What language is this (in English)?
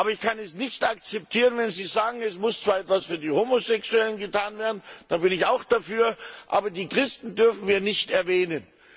German